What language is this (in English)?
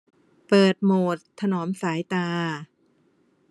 Thai